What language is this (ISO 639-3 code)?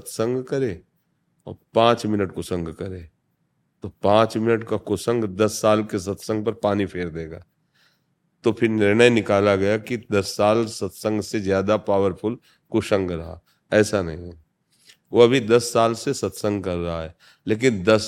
hin